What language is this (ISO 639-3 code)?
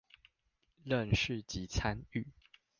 zho